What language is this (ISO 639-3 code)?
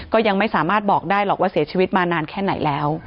tha